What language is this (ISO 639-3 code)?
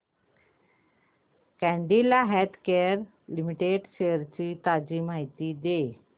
mar